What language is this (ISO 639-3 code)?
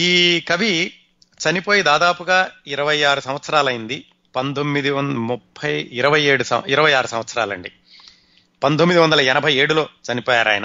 tel